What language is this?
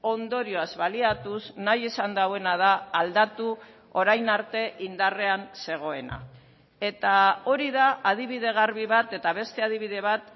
Basque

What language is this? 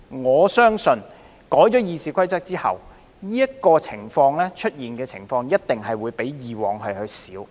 Cantonese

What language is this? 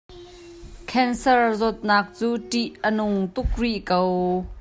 Hakha Chin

